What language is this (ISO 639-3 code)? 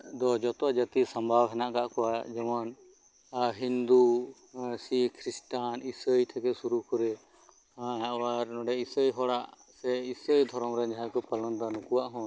sat